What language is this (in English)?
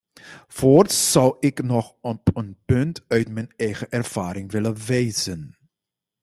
Dutch